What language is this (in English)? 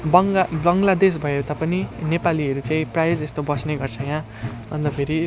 Nepali